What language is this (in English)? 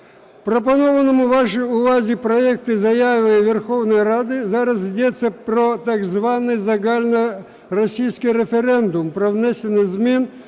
Ukrainian